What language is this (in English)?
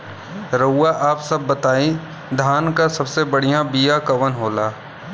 Bhojpuri